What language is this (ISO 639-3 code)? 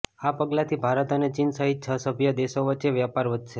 guj